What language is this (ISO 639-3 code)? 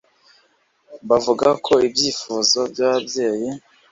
kin